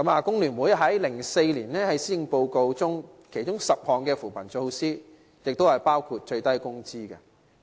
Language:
Cantonese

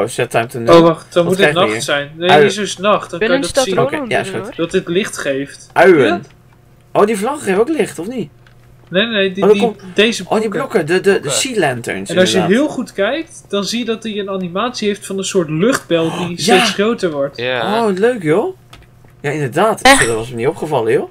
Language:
Dutch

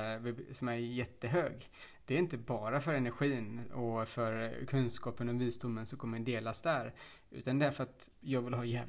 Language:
Swedish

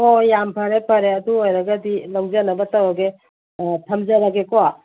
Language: Manipuri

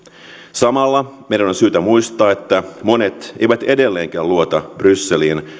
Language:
Finnish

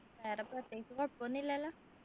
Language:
Malayalam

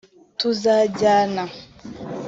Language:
Kinyarwanda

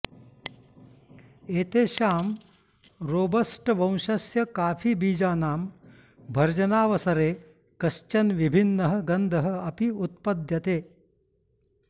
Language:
Sanskrit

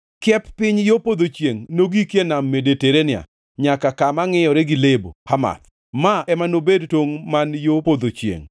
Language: Luo (Kenya and Tanzania)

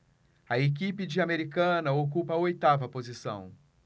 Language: Portuguese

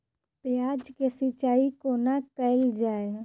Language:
Maithili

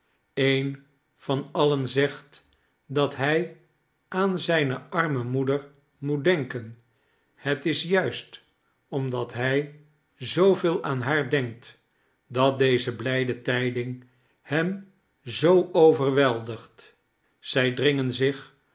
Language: Dutch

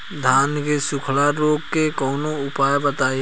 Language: Bhojpuri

